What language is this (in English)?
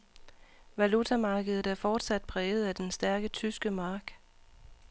Danish